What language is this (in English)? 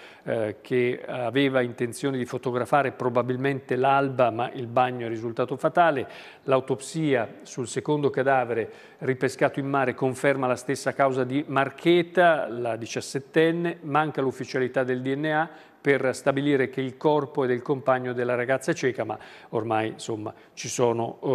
Italian